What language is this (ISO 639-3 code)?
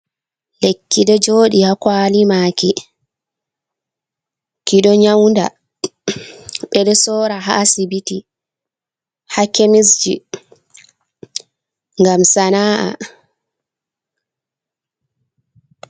ful